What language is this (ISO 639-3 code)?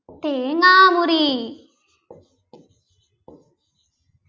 mal